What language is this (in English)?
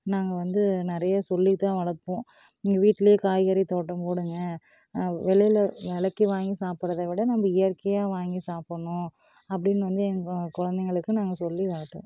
Tamil